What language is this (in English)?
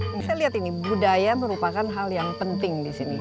Indonesian